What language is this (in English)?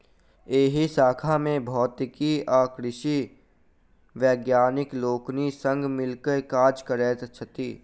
Maithili